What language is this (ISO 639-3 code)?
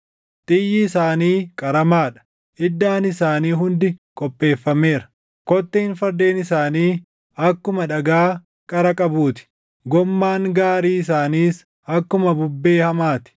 orm